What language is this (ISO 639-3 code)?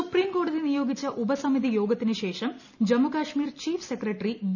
mal